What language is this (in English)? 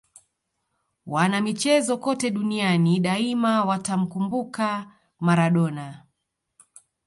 Swahili